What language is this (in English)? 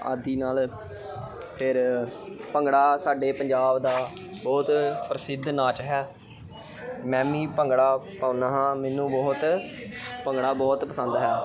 Punjabi